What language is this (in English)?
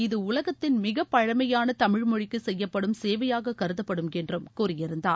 Tamil